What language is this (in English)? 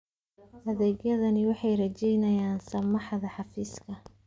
Somali